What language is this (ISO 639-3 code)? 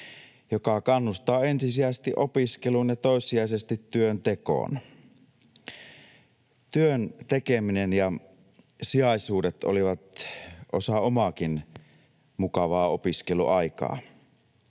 fin